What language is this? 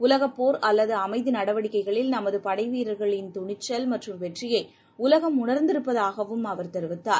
Tamil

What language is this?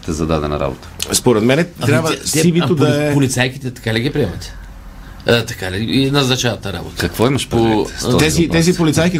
Bulgarian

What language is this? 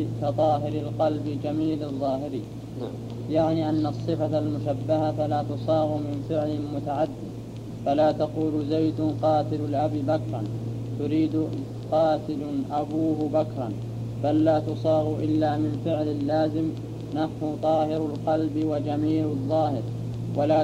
Arabic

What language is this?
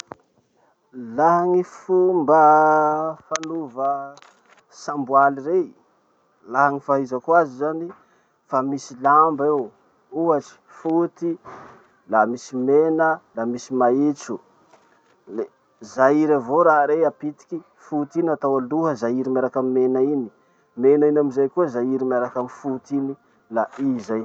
Masikoro Malagasy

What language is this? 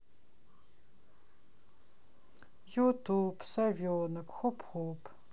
Russian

